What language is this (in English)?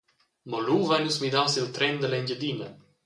Romansh